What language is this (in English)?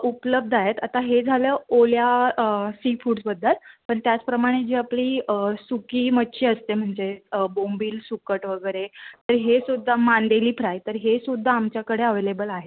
Marathi